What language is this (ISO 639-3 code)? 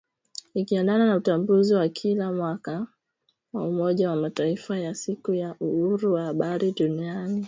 swa